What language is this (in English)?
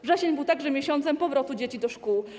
Polish